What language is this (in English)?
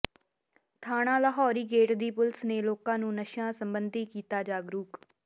Punjabi